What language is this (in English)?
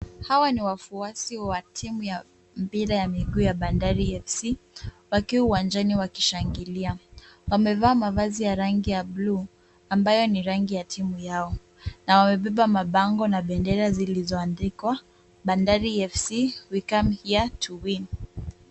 Swahili